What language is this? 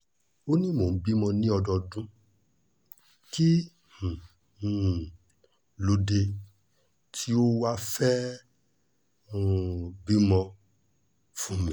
Yoruba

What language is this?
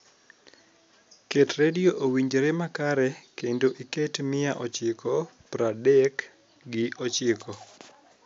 Luo (Kenya and Tanzania)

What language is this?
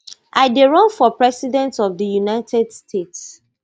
Nigerian Pidgin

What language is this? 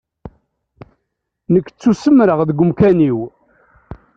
Kabyle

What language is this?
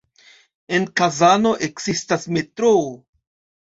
Esperanto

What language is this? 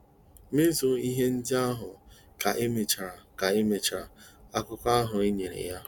Igbo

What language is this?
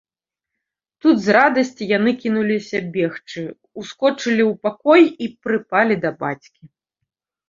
Belarusian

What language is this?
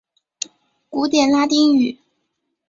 Chinese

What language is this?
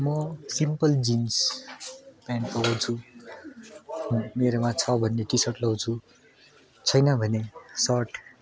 Nepali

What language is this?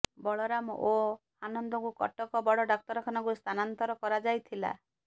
Odia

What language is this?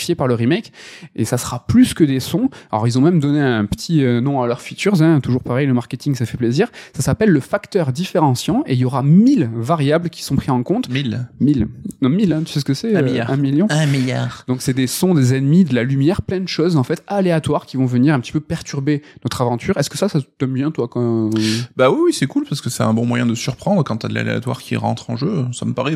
French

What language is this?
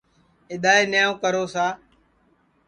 Sansi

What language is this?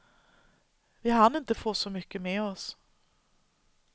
Swedish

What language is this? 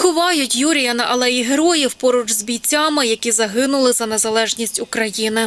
Ukrainian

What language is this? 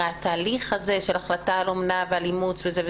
Hebrew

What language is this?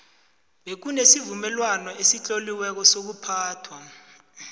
South Ndebele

